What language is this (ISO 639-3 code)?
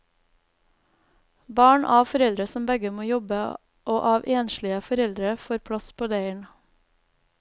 nor